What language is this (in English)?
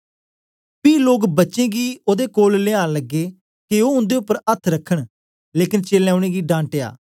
Dogri